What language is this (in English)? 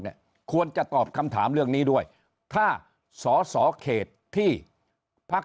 Thai